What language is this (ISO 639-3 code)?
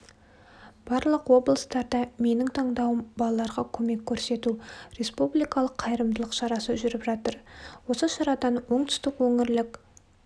kaz